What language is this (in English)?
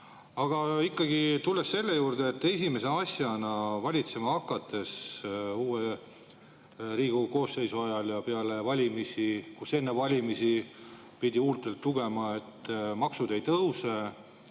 Estonian